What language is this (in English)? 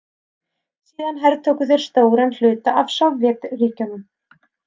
Icelandic